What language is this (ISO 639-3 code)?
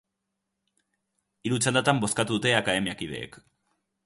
eus